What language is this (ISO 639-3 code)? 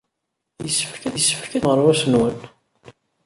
kab